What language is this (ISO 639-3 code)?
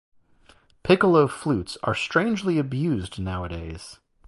eng